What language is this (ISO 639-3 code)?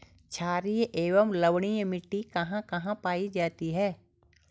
hin